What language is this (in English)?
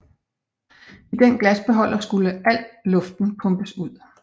Danish